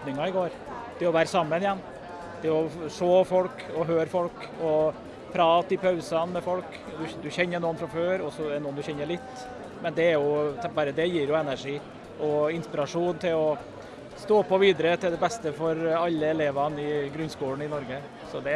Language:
Norwegian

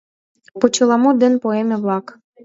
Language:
Mari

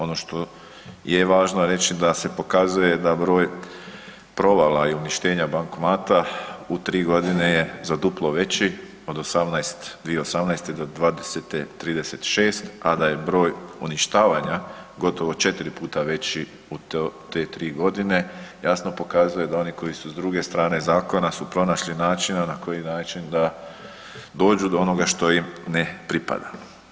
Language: Croatian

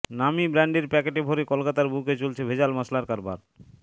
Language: Bangla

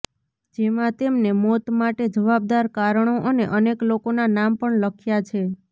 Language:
Gujarati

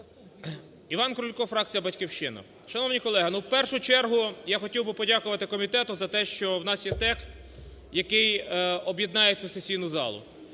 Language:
Ukrainian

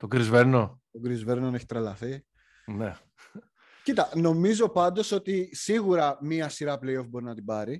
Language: Greek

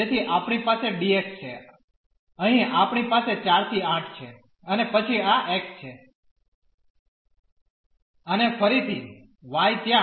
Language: Gujarati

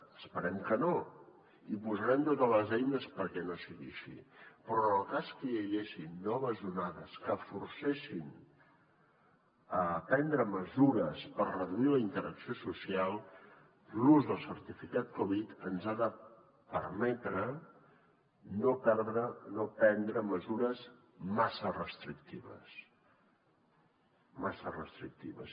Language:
Catalan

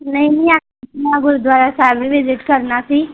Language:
Punjabi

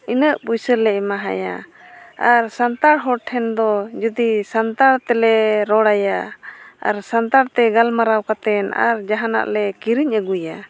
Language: Santali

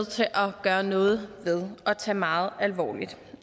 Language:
Danish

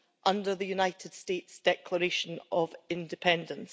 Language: English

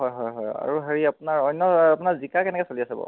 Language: Assamese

